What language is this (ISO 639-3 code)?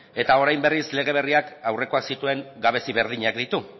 eus